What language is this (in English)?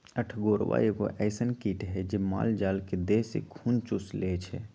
Magahi